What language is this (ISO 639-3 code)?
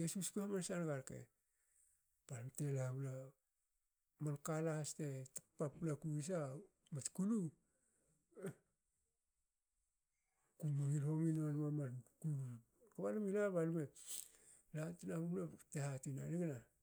hao